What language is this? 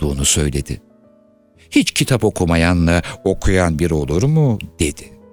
Turkish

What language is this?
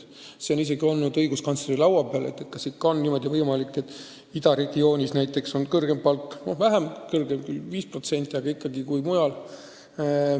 Estonian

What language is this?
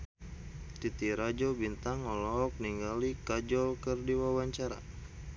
Sundanese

